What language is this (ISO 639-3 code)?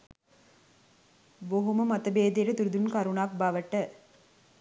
sin